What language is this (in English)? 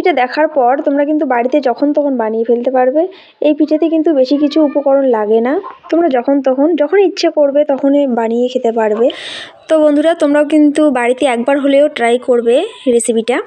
Bangla